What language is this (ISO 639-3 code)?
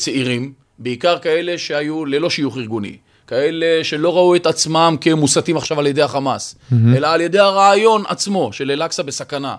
heb